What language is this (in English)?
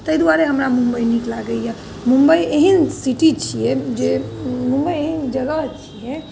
Maithili